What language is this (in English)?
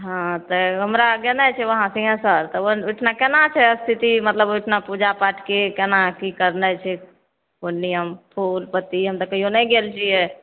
Maithili